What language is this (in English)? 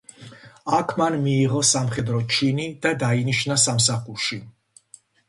Georgian